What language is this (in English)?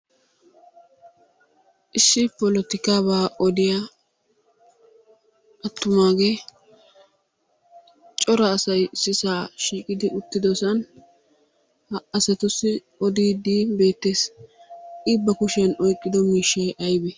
Wolaytta